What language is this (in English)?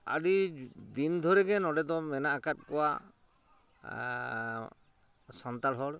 Santali